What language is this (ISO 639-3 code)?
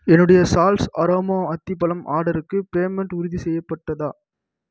tam